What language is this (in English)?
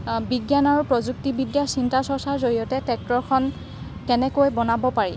Assamese